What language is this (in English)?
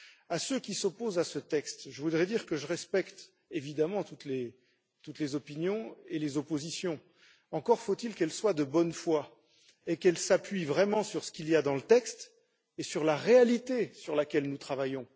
French